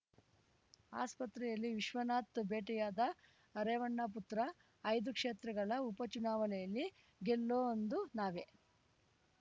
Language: Kannada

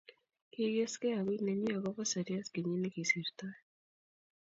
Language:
Kalenjin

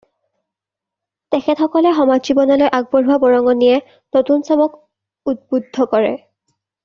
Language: Assamese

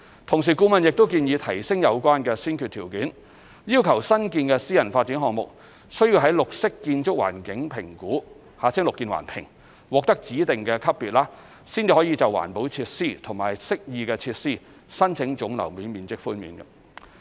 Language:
Cantonese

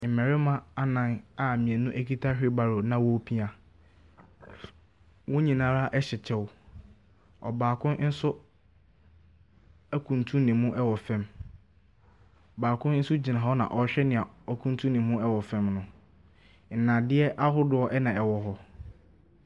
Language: Akan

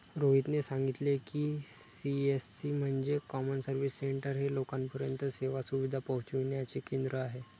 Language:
Marathi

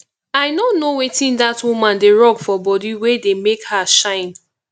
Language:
Nigerian Pidgin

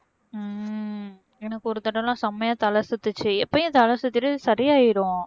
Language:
Tamil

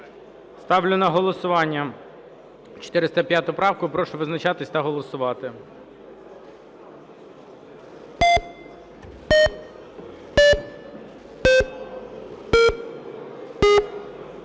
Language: Ukrainian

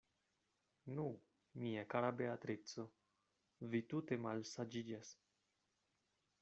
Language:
Esperanto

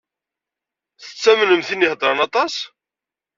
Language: Kabyle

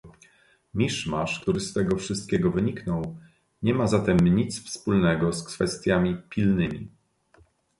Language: Polish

